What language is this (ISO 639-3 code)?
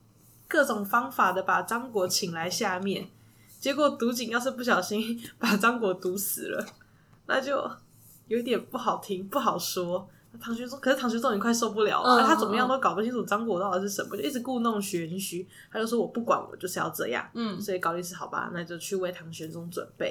zho